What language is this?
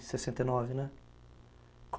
Portuguese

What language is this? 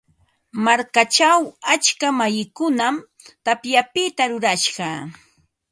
Ambo-Pasco Quechua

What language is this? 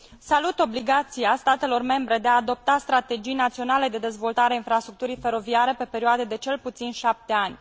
Romanian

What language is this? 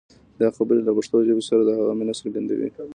Pashto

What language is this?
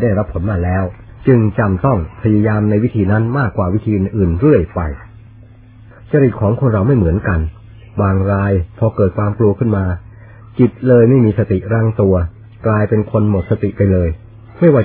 Thai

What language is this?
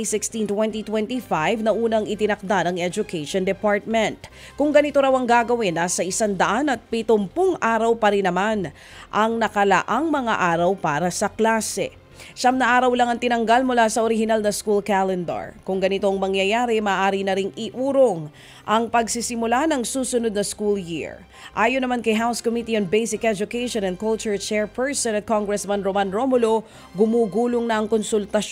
Filipino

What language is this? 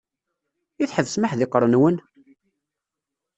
Kabyle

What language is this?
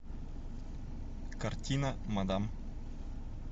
Russian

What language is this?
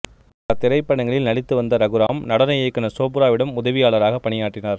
Tamil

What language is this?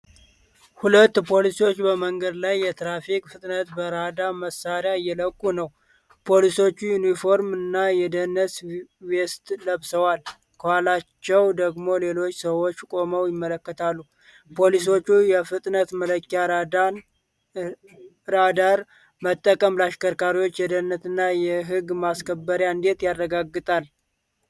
Amharic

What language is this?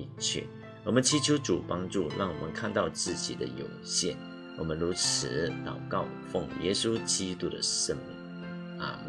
Chinese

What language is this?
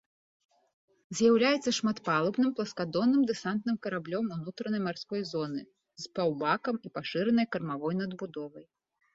Belarusian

